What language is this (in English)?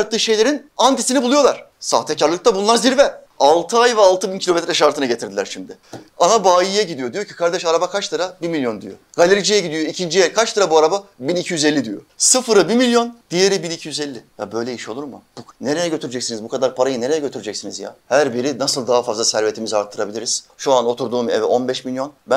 Turkish